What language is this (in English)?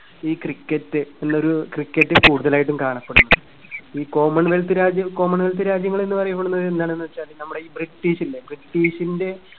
Malayalam